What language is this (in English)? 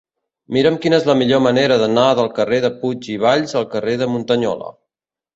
Catalan